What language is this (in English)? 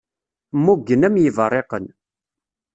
Kabyle